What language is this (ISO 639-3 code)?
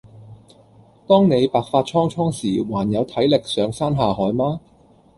yue